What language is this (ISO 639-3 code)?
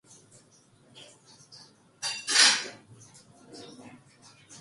kor